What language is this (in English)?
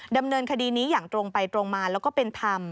Thai